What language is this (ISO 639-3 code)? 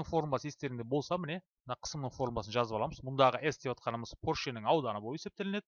rus